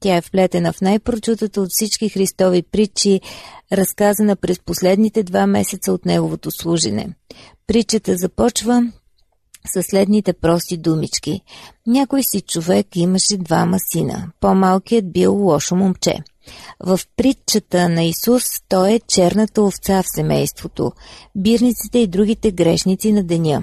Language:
Bulgarian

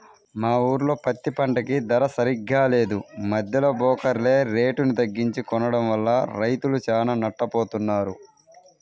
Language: Telugu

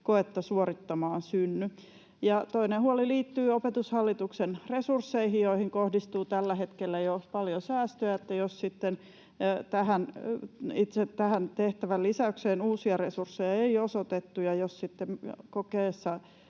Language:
Finnish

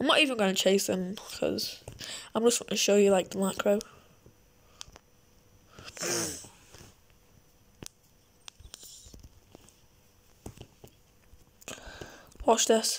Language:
English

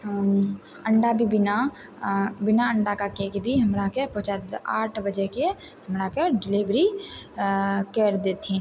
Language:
Maithili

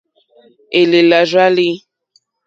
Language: Mokpwe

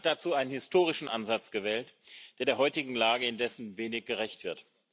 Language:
German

